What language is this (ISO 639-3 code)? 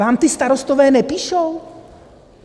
ces